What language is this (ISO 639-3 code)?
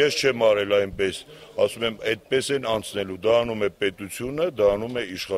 tur